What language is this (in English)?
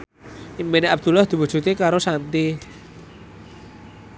Javanese